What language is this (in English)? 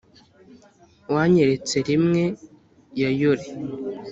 Kinyarwanda